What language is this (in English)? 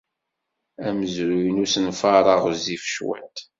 Kabyle